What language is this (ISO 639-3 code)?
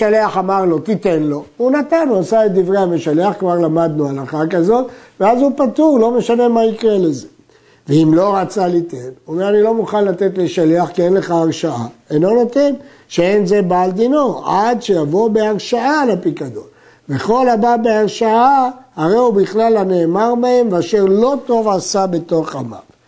heb